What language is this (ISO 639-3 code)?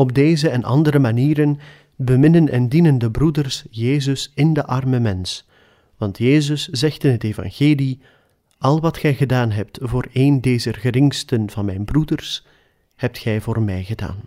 nld